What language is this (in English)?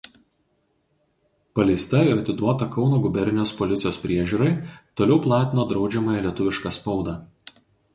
Lithuanian